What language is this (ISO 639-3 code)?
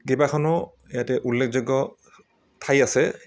asm